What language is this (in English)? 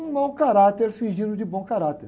Portuguese